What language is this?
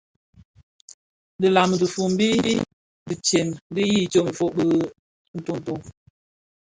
Bafia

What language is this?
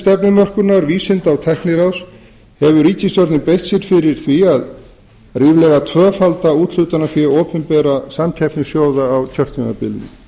Icelandic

